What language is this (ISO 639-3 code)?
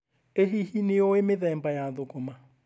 kik